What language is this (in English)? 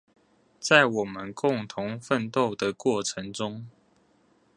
Chinese